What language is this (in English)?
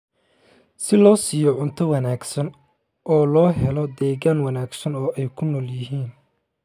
Somali